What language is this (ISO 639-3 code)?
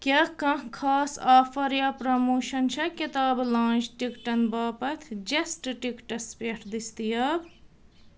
kas